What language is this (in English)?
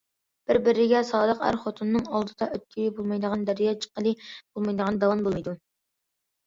Uyghur